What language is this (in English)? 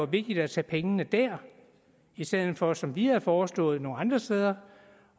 Danish